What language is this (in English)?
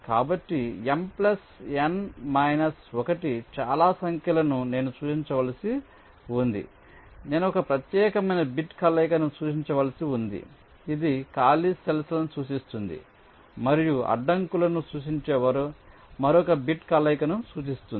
Telugu